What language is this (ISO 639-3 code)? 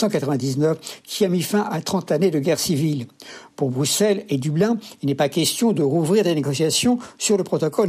fra